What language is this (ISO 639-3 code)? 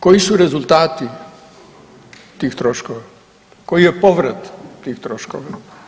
hrv